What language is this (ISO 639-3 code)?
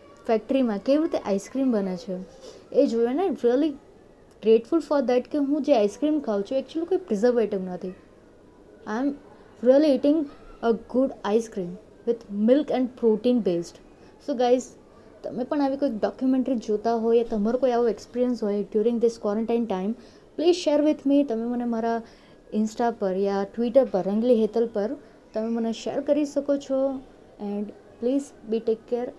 guj